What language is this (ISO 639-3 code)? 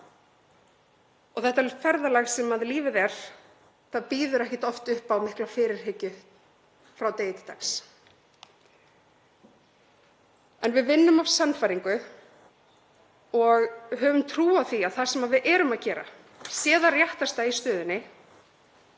isl